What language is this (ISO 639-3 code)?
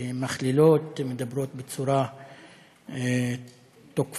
heb